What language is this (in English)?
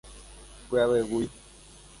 Guarani